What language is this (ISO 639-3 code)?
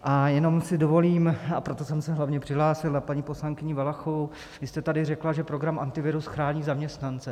ces